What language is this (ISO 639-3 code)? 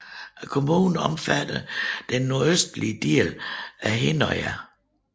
dan